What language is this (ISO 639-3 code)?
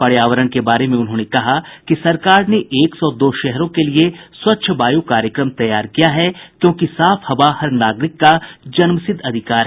hin